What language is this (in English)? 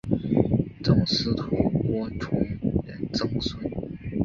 Chinese